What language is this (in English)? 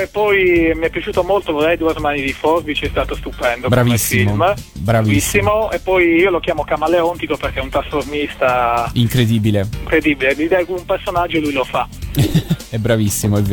Italian